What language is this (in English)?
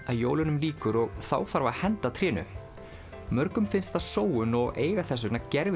Icelandic